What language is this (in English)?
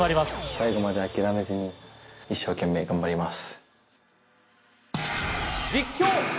Japanese